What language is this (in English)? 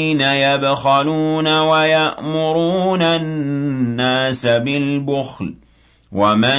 Arabic